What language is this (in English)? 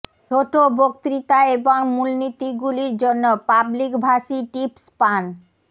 Bangla